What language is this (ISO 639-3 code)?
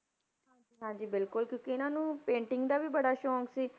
pan